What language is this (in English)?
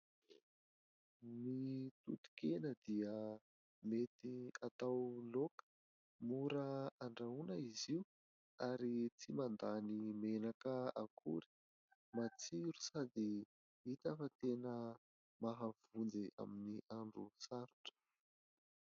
Malagasy